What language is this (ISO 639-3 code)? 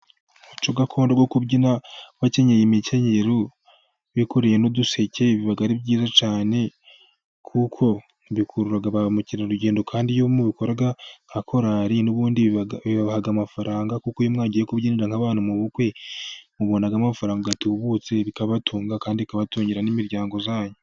kin